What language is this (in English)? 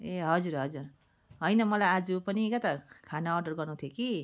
Nepali